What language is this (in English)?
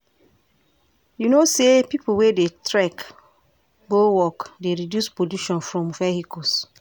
Nigerian Pidgin